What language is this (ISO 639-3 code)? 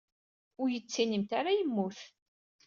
kab